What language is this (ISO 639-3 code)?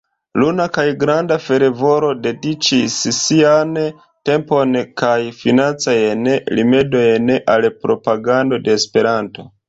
epo